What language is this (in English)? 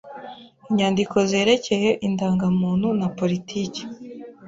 Kinyarwanda